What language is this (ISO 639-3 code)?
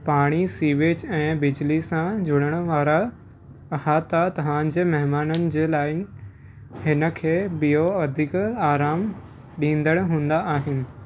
snd